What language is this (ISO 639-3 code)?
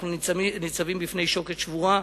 heb